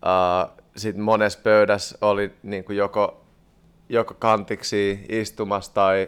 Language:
Finnish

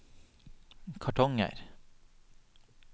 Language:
Norwegian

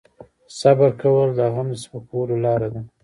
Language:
Pashto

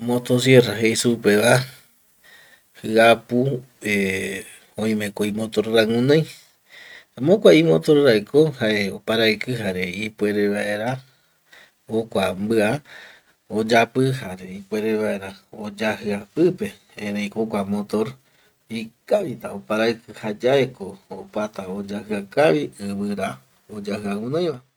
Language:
Eastern Bolivian Guaraní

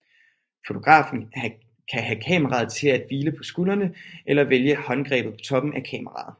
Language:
Danish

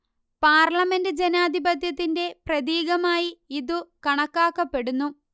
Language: Malayalam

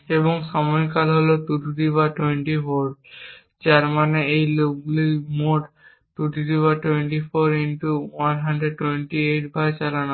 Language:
Bangla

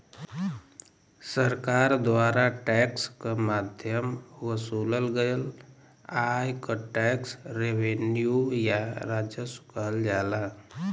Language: Bhojpuri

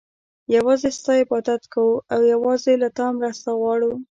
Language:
Pashto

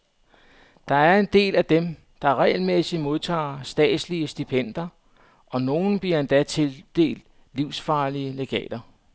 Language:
Danish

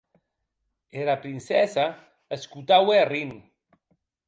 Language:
Occitan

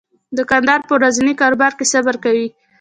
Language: Pashto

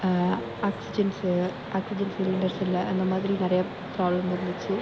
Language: Tamil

